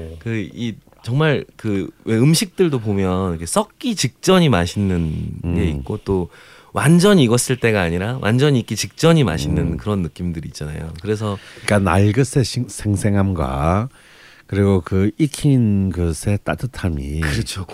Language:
Korean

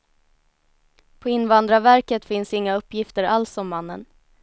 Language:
Swedish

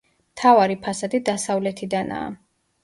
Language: Georgian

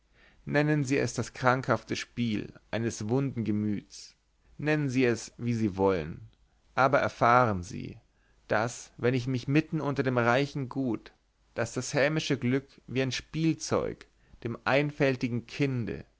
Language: German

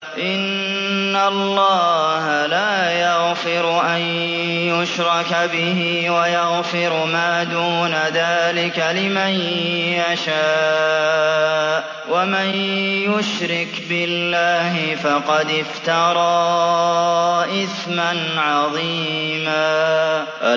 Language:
Arabic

